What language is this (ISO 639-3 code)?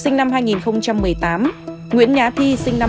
vie